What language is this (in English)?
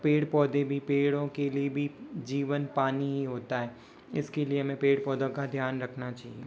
Hindi